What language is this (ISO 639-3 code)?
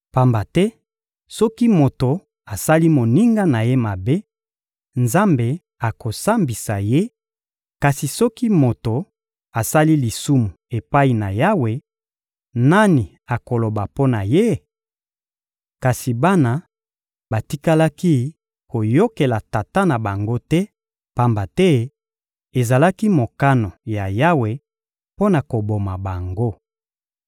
lin